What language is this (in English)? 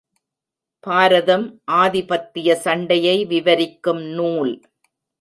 Tamil